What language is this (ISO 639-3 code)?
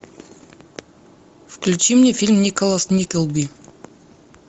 rus